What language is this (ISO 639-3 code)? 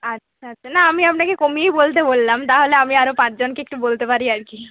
ben